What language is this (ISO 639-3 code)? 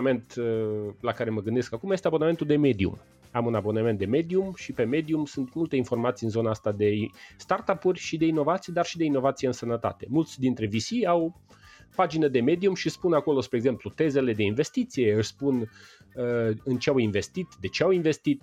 ron